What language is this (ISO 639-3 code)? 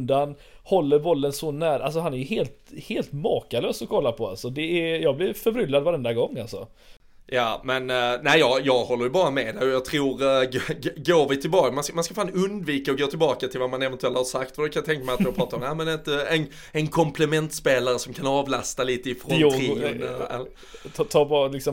swe